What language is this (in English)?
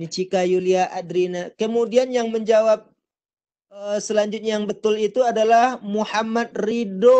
Indonesian